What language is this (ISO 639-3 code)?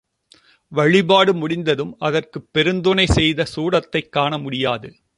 tam